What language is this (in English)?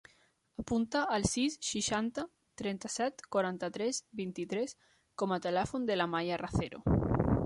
Catalan